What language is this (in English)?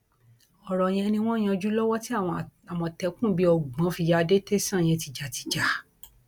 Yoruba